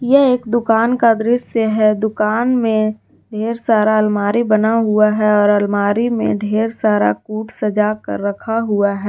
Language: Hindi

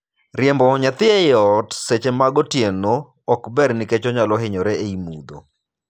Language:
Luo (Kenya and Tanzania)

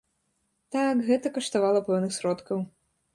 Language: Belarusian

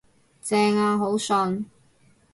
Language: Cantonese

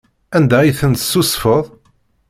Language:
Kabyle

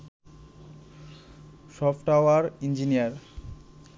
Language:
Bangla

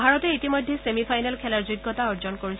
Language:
Assamese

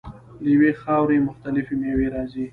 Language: Pashto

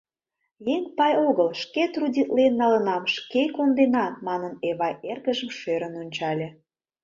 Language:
Mari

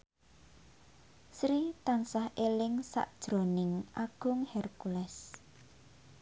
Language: Javanese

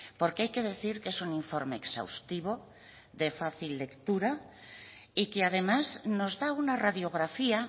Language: Spanish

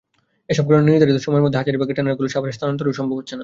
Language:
Bangla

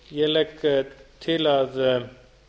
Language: Icelandic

